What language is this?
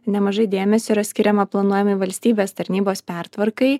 Lithuanian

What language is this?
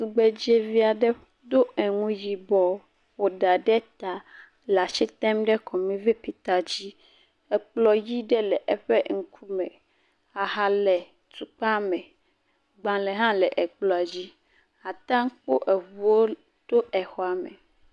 Ewe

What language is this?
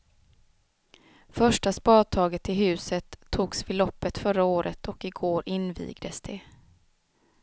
Swedish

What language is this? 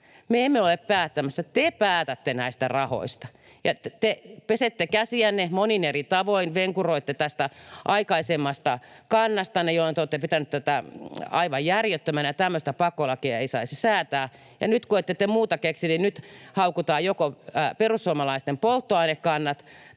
Finnish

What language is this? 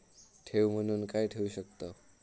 Marathi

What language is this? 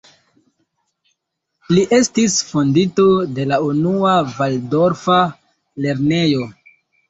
Esperanto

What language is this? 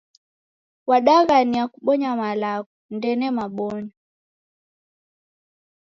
Taita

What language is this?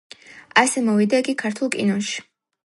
Georgian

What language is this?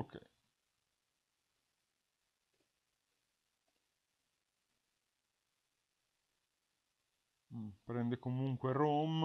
Italian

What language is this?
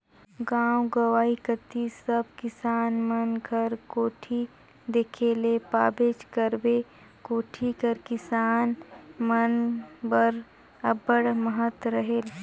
Chhattisgarhi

